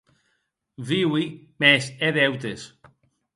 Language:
Occitan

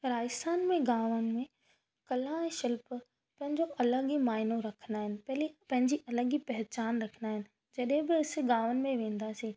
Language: Sindhi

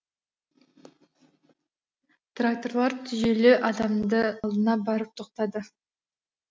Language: Kazakh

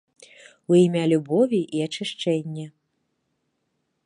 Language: Belarusian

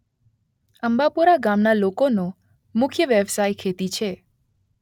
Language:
Gujarati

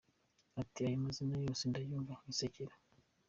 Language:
Kinyarwanda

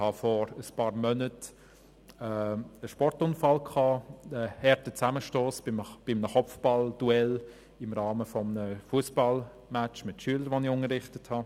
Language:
Swiss German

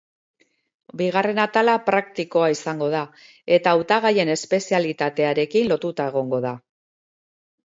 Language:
Basque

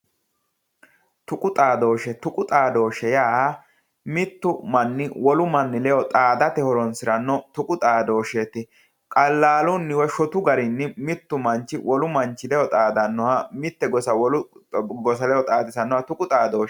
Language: Sidamo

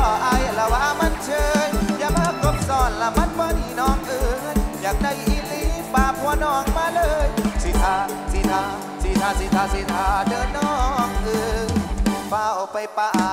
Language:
Thai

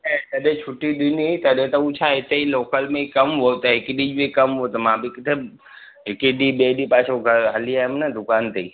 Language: Sindhi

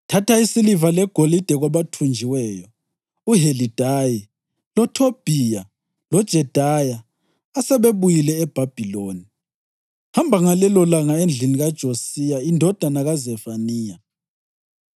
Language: North Ndebele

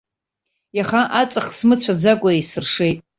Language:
Abkhazian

